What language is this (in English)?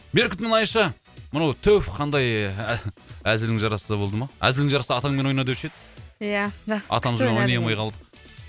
Kazakh